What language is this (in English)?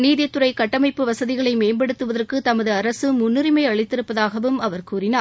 Tamil